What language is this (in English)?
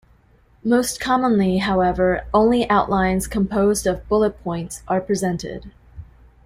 English